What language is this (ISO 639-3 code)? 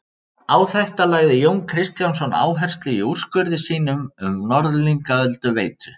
isl